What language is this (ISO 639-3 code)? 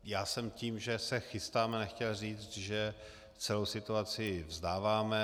ces